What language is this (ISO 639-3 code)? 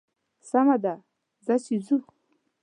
pus